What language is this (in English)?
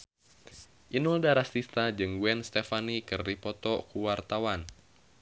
Sundanese